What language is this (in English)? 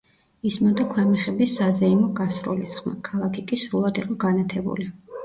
Georgian